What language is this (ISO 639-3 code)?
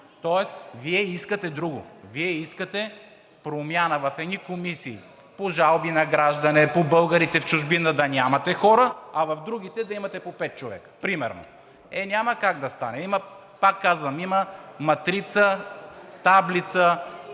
bul